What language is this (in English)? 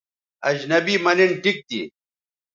Bateri